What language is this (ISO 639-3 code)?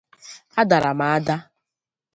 ibo